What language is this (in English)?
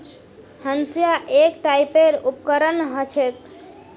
Magahi